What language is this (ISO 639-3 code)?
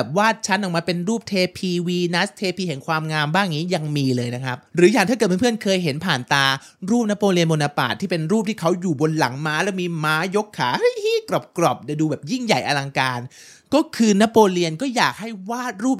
tha